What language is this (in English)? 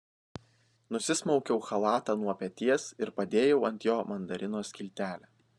Lithuanian